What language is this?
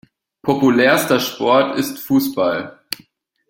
German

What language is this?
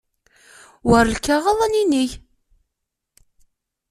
Kabyle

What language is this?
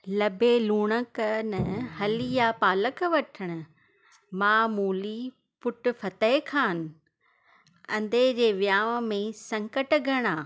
Sindhi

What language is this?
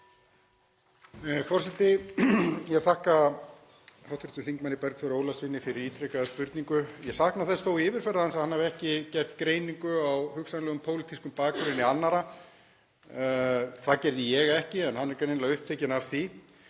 Icelandic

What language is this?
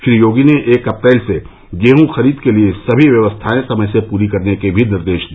Hindi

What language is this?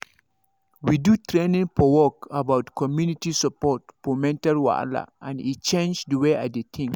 Nigerian Pidgin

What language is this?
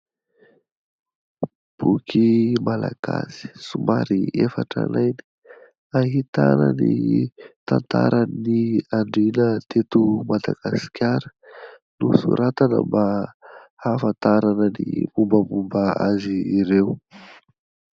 Malagasy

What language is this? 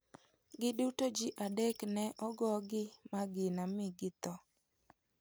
Luo (Kenya and Tanzania)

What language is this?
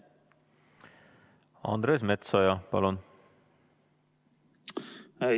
Estonian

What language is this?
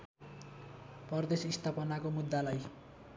Nepali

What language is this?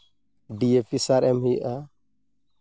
Santali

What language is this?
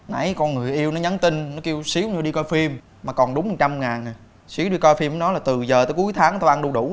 Vietnamese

